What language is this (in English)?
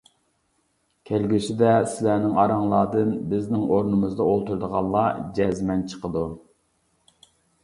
Uyghur